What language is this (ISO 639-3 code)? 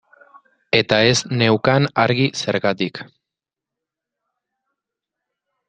eus